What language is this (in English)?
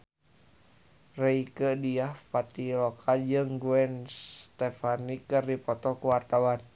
Sundanese